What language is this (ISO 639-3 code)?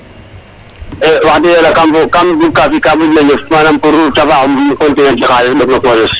srr